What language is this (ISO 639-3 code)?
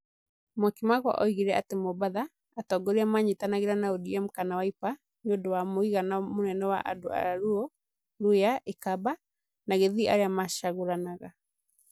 kik